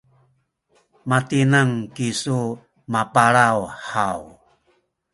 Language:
Sakizaya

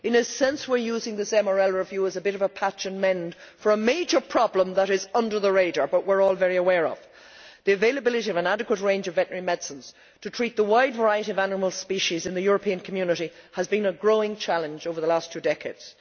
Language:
English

